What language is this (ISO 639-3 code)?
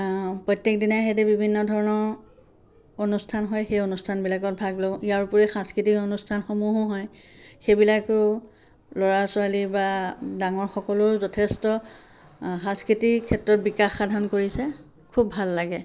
asm